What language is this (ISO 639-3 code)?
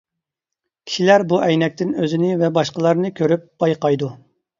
uig